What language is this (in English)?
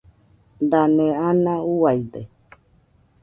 Nüpode Huitoto